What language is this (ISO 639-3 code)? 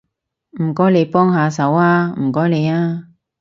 yue